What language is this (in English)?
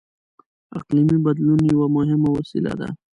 Pashto